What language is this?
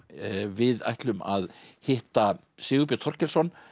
Icelandic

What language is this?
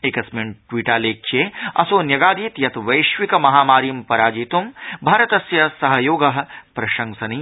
Sanskrit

